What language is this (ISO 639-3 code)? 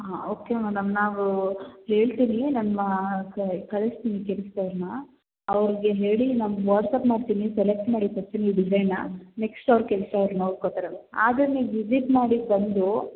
kan